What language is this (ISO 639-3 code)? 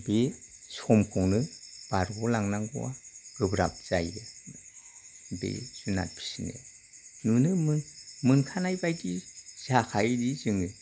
brx